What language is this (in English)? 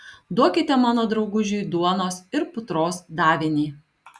Lithuanian